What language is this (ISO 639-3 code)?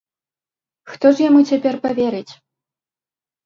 bel